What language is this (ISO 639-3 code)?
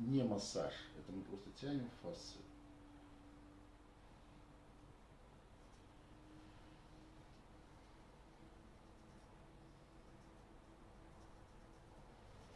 rus